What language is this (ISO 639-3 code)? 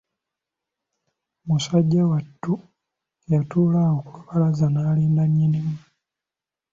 lug